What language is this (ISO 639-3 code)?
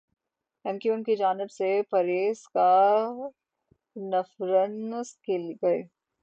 urd